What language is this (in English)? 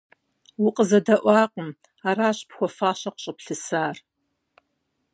Kabardian